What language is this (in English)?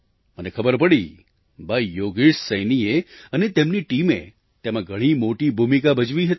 Gujarati